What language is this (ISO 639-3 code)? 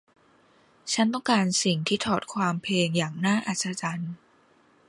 tha